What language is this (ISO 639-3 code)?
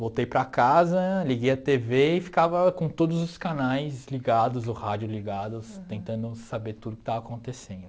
por